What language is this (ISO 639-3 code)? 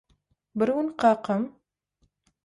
tuk